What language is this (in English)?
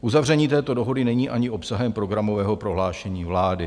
Czech